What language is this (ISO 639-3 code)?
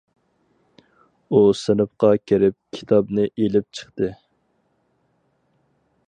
uig